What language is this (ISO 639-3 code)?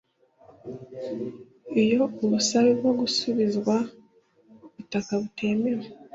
kin